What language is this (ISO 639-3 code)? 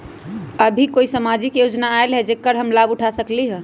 mag